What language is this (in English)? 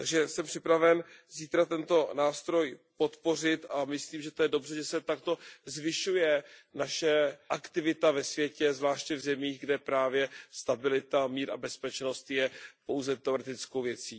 Czech